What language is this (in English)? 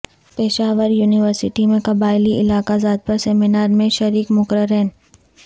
Urdu